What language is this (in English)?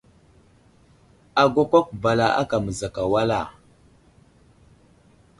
Wuzlam